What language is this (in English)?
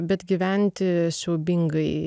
Lithuanian